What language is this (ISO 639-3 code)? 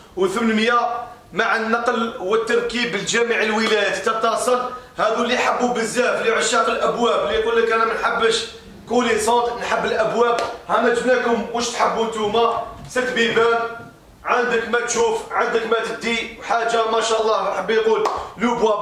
ara